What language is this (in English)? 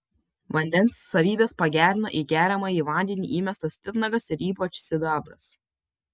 Lithuanian